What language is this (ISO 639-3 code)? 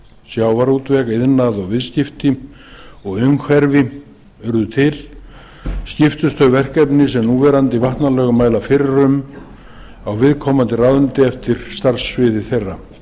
isl